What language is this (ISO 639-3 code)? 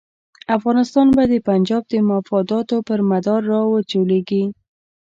pus